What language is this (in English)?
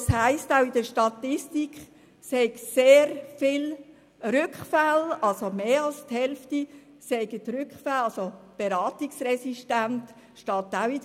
Swiss German